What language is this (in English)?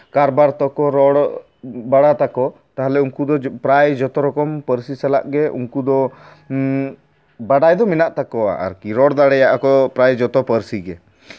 Santali